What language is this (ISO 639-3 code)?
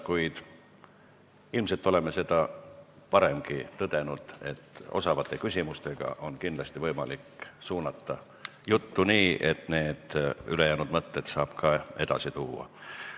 est